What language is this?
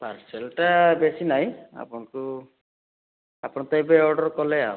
Odia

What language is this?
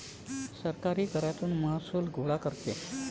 Marathi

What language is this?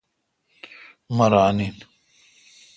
Kalkoti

